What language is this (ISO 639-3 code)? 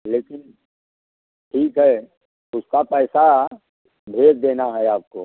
hin